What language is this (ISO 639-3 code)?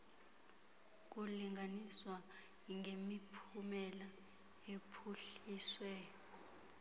xho